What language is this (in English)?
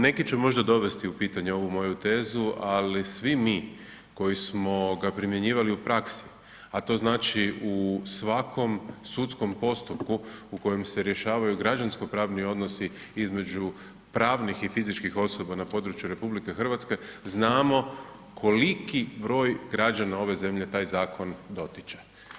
Croatian